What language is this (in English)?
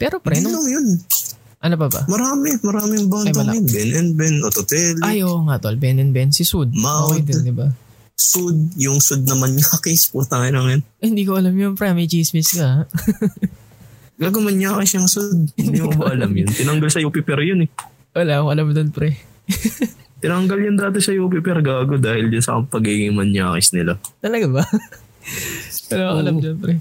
Filipino